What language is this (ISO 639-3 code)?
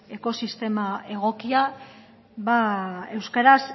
eus